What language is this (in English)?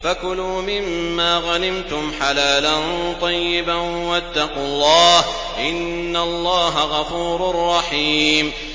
Arabic